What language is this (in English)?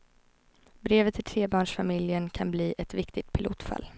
Swedish